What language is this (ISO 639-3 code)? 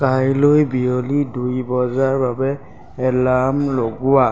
asm